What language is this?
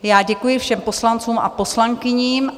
Czech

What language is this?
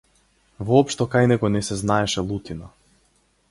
Macedonian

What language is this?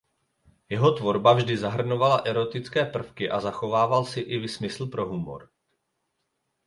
Czech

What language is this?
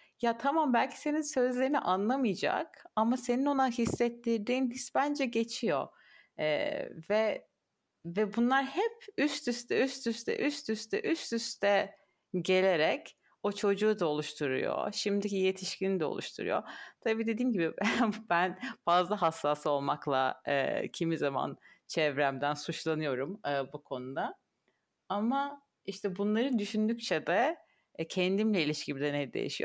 Turkish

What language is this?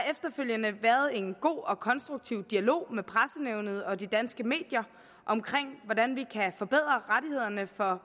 Danish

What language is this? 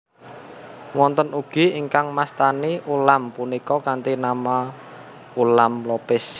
Javanese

